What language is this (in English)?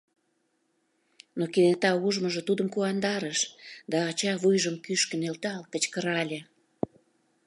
Mari